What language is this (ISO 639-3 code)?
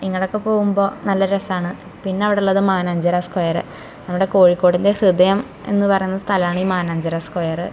mal